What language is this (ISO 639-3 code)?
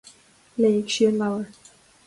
gle